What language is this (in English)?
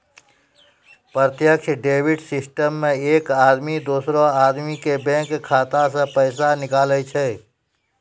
Maithili